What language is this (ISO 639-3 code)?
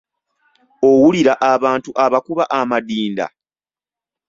lug